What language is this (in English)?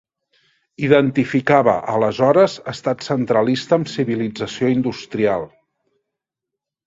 Catalan